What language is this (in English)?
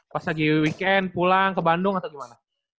Indonesian